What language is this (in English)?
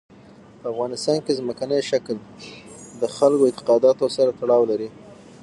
Pashto